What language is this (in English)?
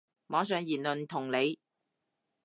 Cantonese